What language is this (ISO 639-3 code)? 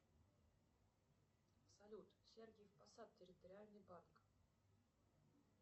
rus